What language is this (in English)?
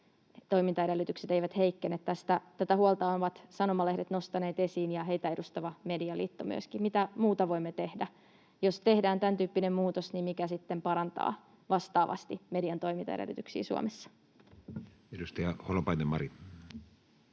Finnish